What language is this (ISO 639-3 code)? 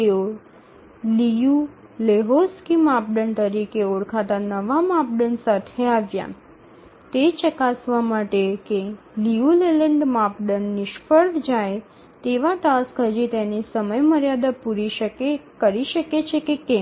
guj